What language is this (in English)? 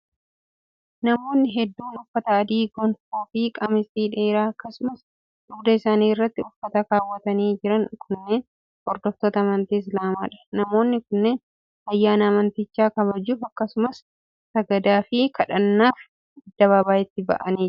Oromo